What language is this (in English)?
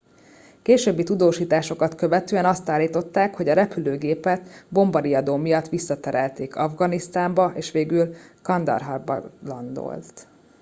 Hungarian